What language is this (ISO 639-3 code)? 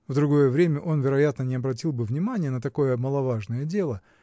rus